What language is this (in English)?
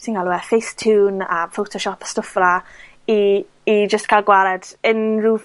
Welsh